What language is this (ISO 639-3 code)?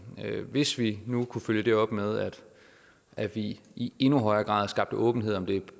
dan